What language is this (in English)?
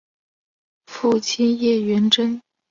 Chinese